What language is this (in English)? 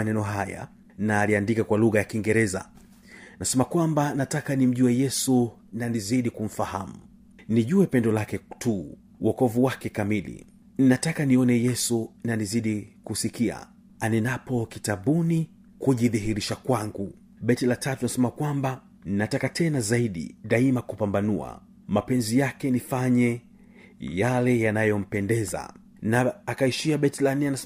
Swahili